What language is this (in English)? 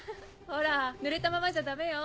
Japanese